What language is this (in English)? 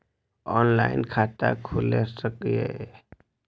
Maithili